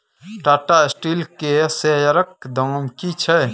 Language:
Maithili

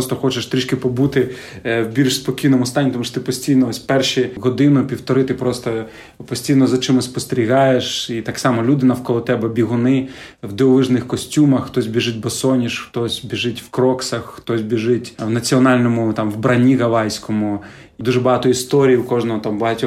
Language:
Ukrainian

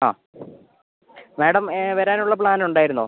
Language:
Malayalam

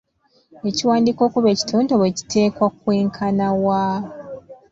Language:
Ganda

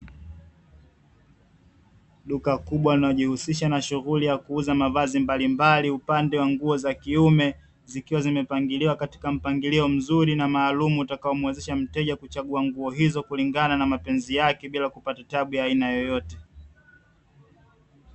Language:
Swahili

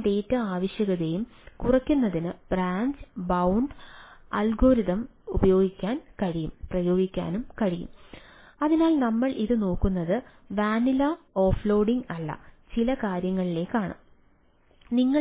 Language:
Malayalam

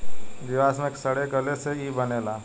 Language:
Bhojpuri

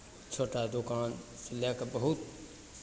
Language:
Maithili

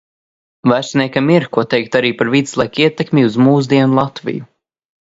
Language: Latvian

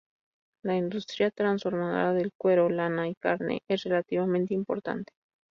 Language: Spanish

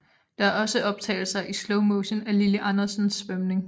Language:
Danish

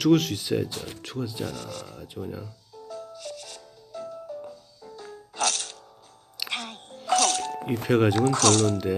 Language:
Korean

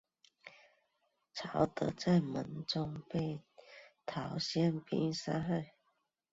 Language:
Chinese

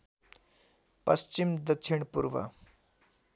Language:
Nepali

